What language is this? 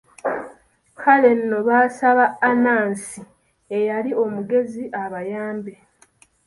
Ganda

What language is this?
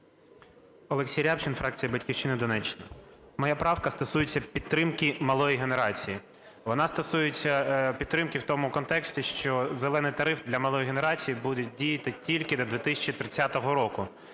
Ukrainian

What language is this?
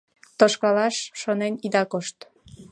Mari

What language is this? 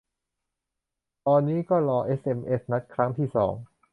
Thai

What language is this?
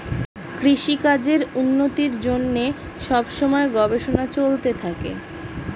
Bangla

